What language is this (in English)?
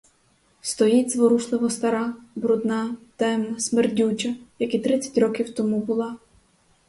Ukrainian